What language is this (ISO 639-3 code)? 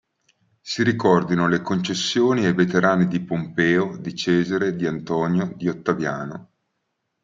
ita